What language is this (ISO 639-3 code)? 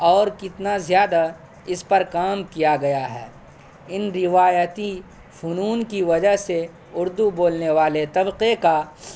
urd